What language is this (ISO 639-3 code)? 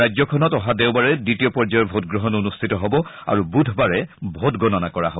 asm